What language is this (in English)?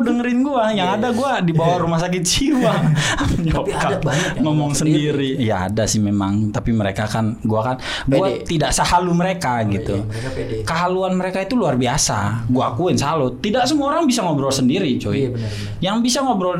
Indonesian